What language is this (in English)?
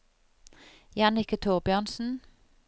Norwegian